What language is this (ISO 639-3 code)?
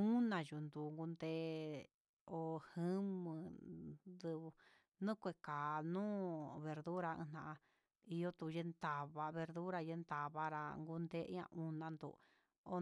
mxs